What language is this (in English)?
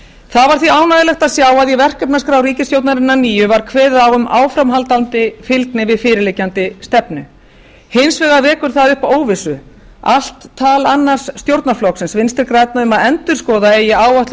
Icelandic